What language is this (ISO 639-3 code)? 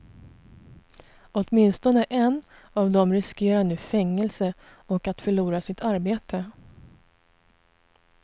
swe